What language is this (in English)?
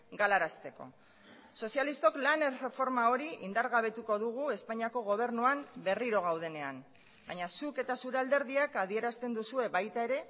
Basque